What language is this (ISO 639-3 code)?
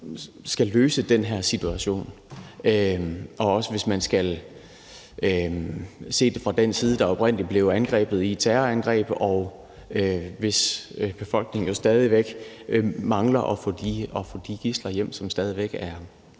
dan